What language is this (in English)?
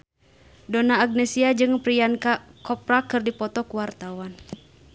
Sundanese